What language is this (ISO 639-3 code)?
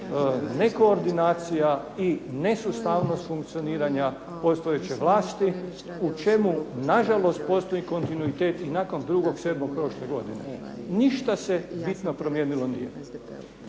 hrv